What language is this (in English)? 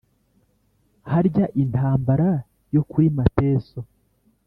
Kinyarwanda